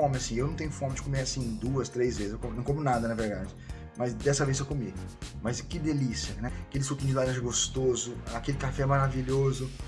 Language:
Portuguese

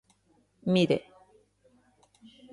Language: Galician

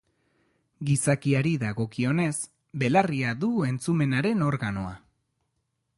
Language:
Basque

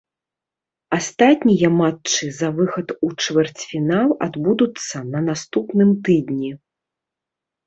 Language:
Belarusian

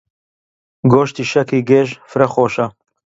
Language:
Central Kurdish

